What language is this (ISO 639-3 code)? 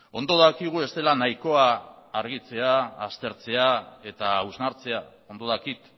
eus